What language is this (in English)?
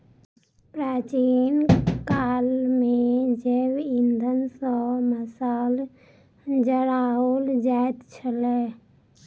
Maithili